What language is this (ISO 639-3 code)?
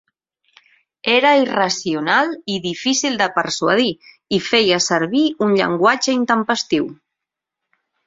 cat